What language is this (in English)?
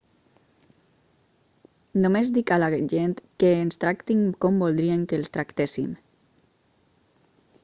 Catalan